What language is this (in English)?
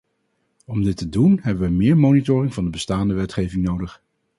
Dutch